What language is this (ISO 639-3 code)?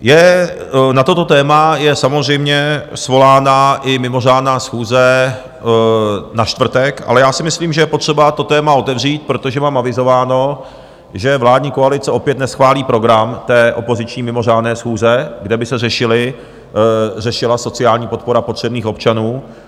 ces